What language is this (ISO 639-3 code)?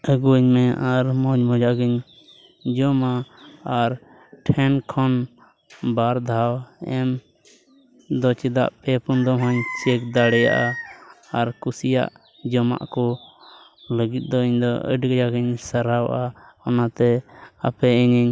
sat